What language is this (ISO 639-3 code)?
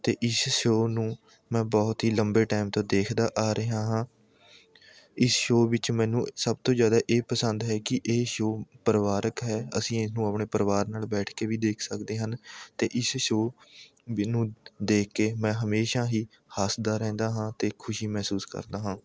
pan